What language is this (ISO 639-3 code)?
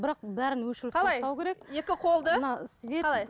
kaz